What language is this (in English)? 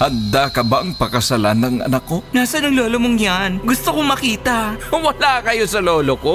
Filipino